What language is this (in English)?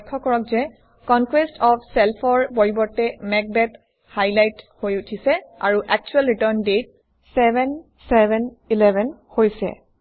Assamese